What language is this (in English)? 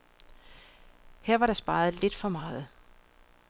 Danish